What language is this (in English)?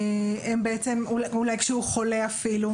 Hebrew